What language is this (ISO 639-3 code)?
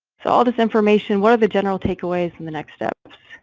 eng